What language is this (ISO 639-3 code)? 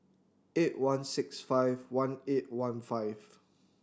eng